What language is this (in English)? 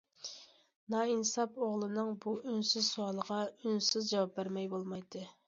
Uyghur